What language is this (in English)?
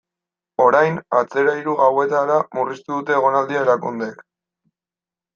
Basque